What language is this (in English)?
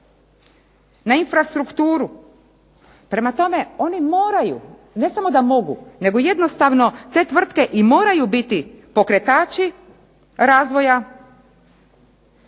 Croatian